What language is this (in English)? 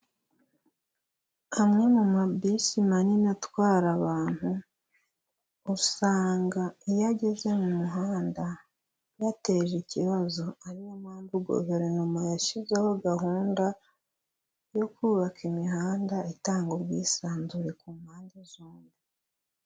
Kinyarwanda